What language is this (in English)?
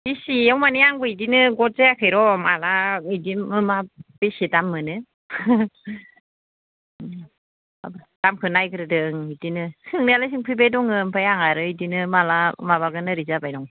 Bodo